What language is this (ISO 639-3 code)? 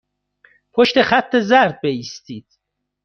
fas